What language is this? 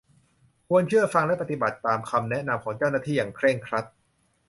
Thai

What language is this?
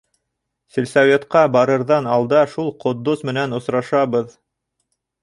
Bashkir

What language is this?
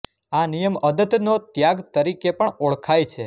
Gujarati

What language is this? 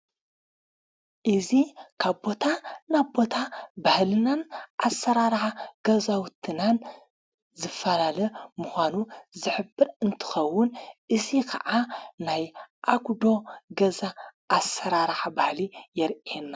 Tigrinya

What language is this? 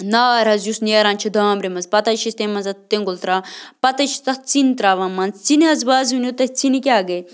Kashmiri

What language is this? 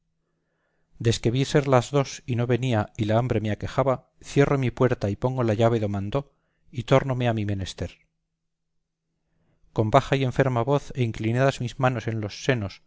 Spanish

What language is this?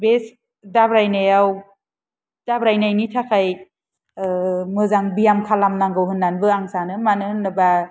Bodo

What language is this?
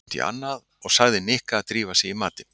Icelandic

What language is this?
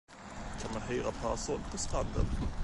Swedish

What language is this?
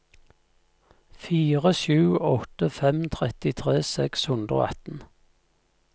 Norwegian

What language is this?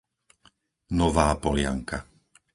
Slovak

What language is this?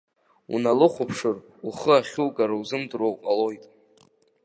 Abkhazian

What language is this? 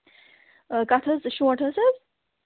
Kashmiri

